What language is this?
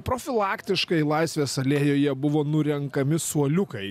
Lithuanian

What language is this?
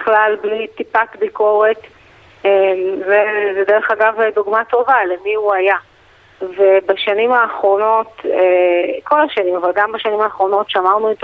Hebrew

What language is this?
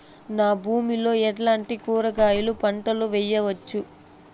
Telugu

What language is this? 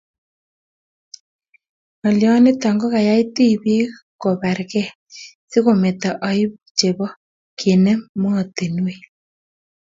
Kalenjin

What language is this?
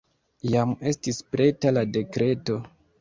Esperanto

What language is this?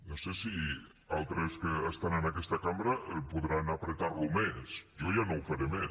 Catalan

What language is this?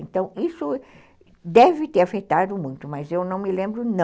Portuguese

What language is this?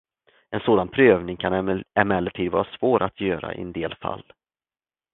Swedish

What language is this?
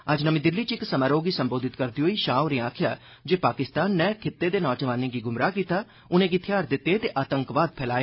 Dogri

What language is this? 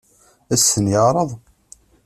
Kabyle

